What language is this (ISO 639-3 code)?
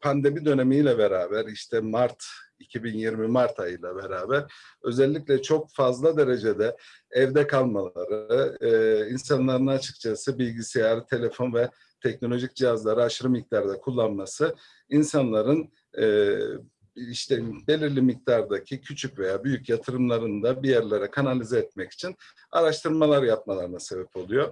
tur